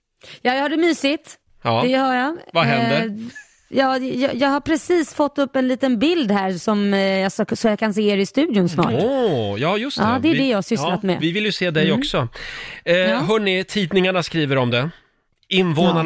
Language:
Swedish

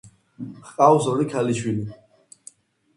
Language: Georgian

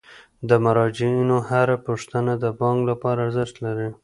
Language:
Pashto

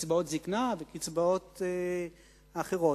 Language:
Hebrew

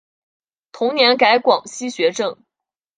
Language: Chinese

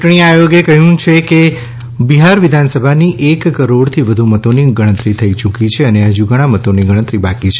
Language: Gujarati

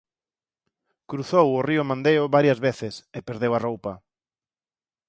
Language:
Galician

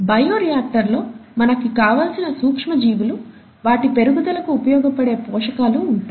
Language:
Telugu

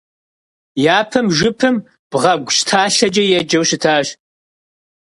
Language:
Kabardian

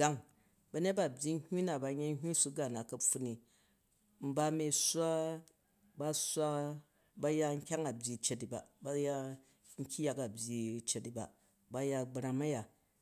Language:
Jju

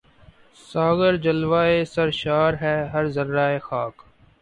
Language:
Urdu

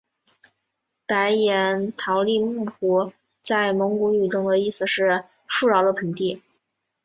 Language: Chinese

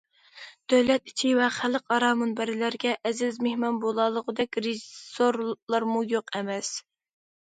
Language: Uyghur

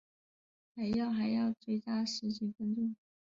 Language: Chinese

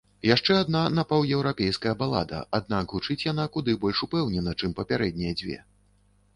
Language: Belarusian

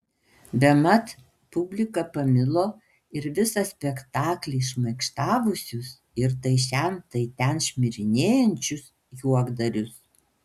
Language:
Lithuanian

